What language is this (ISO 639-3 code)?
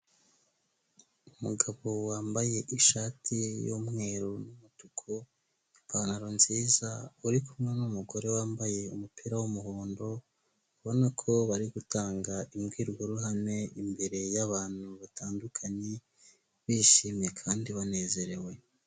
kin